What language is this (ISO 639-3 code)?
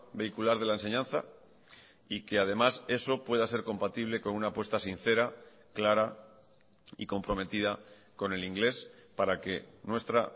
spa